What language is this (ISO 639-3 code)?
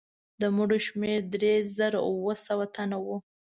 pus